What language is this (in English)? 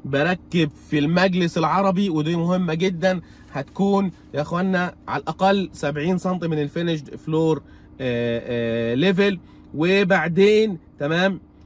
Arabic